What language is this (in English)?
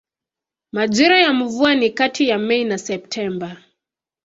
Swahili